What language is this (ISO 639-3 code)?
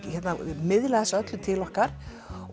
isl